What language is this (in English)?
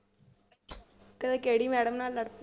Punjabi